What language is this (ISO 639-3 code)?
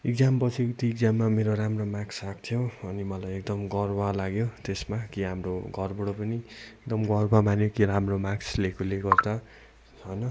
nep